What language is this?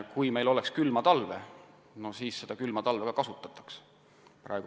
Estonian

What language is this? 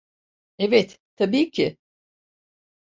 Turkish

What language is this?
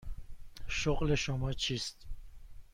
Persian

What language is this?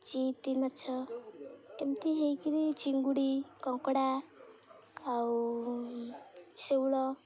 Odia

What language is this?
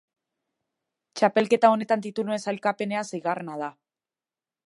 Basque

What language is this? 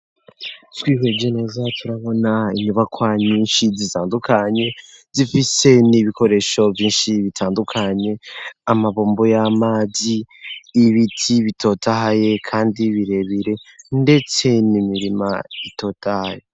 Rundi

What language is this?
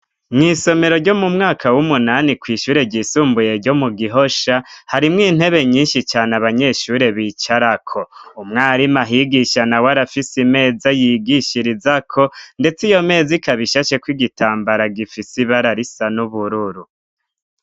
Rundi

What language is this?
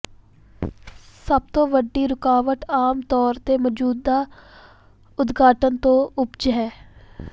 Punjabi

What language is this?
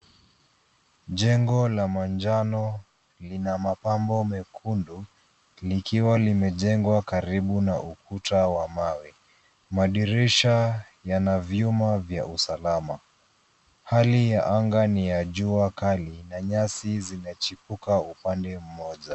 Swahili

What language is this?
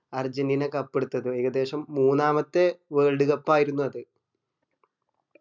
Malayalam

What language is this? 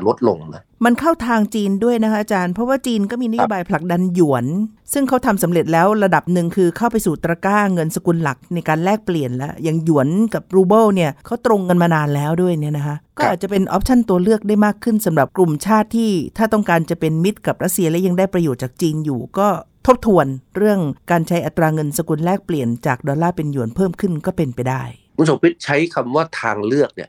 Thai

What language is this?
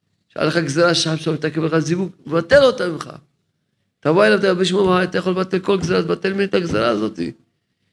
Hebrew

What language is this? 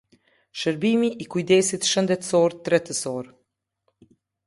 Albanian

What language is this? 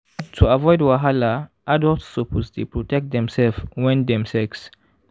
Nigerian Pidgin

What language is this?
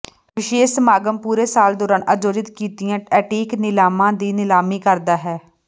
Punjabi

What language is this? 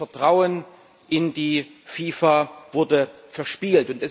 German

